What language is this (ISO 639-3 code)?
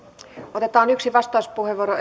fin